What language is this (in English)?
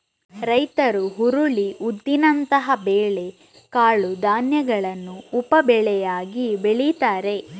Kannada